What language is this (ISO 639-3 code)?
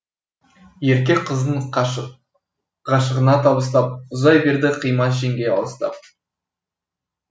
kaz